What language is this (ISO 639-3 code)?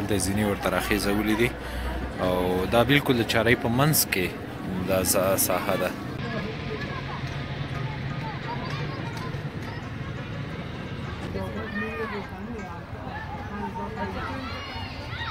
ara